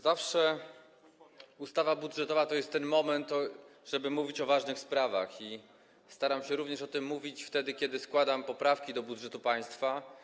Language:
Polish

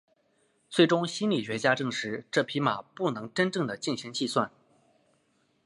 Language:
Chinese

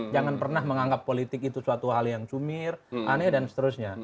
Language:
Indonesian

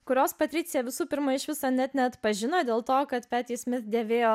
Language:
Lithuanian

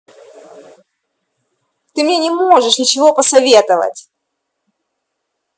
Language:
Russian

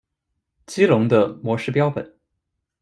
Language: Chinese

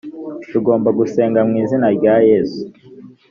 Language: Kinyarwanda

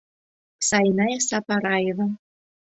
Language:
Mari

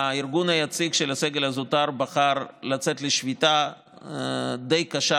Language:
Hebrew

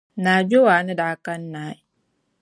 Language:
Dagbani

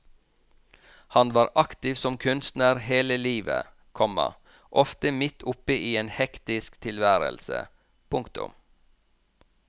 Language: Norwegian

